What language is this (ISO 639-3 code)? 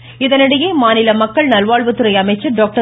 tam